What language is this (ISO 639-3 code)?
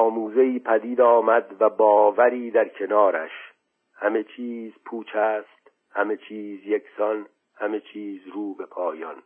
fas